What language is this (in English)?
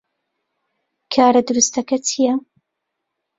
Central Kurdish